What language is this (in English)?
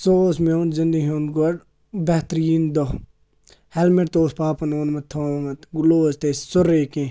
Kashmiri